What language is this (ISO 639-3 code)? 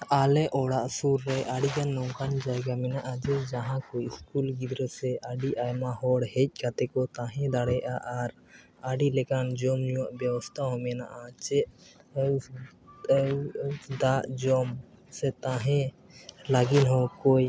sat